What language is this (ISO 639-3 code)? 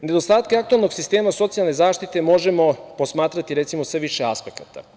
srp